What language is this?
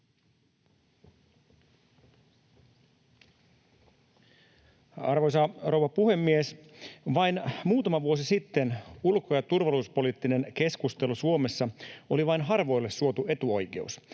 Finnish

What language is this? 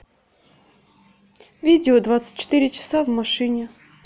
Russian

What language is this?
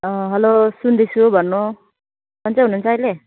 Nepali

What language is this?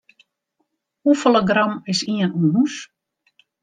Western Frisian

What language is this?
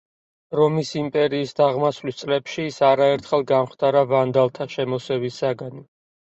Georgian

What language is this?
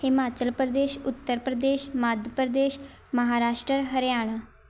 Punjabi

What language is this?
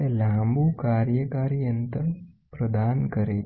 Gujarati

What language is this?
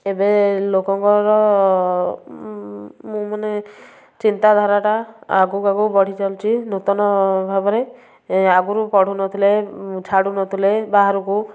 Odia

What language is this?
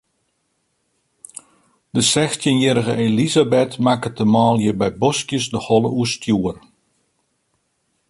Western Frisian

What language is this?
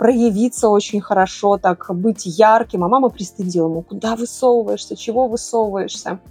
Russian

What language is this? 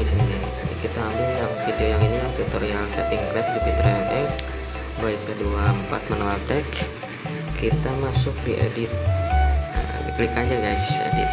Indonesian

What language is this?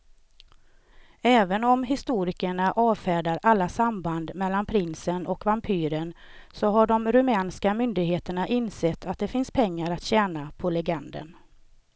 Swedish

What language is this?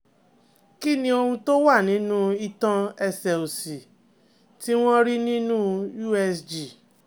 Yoruba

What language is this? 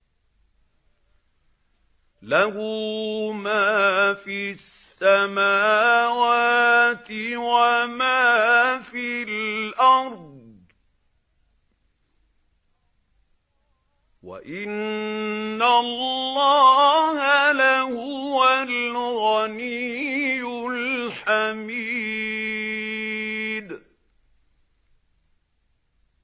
Arabic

